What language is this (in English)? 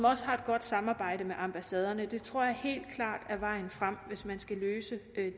Danish